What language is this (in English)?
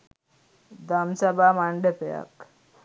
Sinhala